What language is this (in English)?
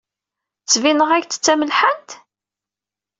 Kabyle